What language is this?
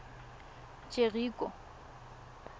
Tswana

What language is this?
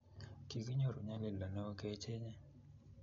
Kalenjin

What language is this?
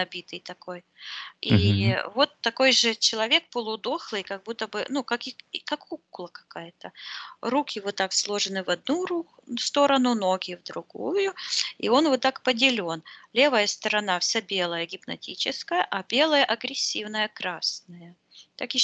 Russian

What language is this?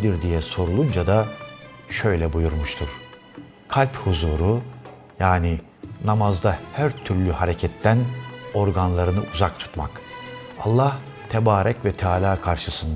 Turkish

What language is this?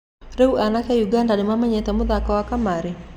Kikuyu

